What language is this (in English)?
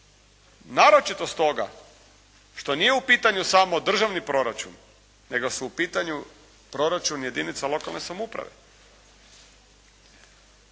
Croatian